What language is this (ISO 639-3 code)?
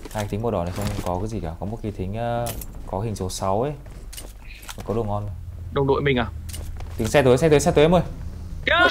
vie